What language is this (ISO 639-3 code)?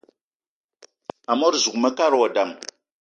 eto